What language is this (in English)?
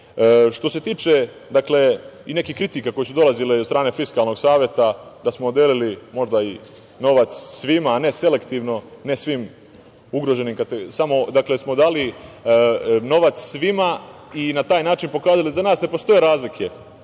Serbian